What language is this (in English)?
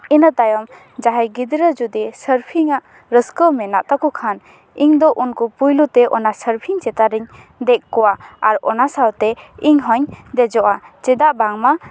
Santali